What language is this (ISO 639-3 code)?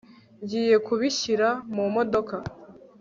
kin